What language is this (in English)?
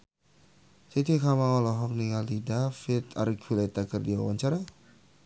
Sundanese